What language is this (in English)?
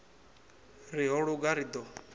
Venda